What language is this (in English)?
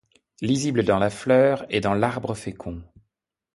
French